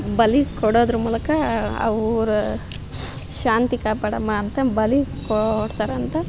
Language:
Kannada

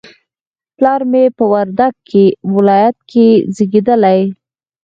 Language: Pashto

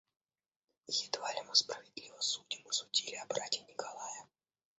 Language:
Russian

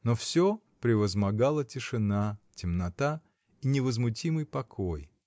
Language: Russian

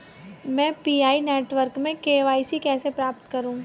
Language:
Hindi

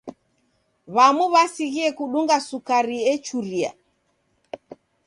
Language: Taita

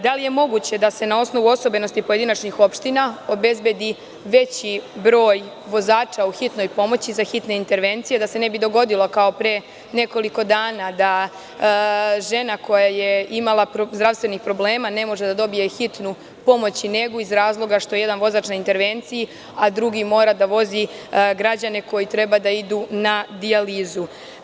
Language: Serbian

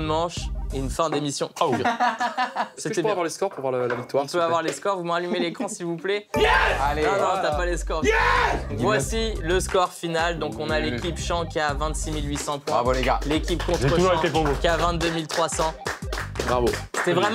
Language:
French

